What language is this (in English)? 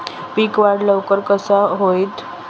Marathi